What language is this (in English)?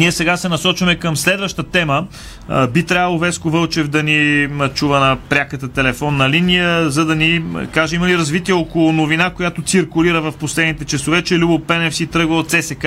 Bulgarian